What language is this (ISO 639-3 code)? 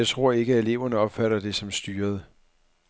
dan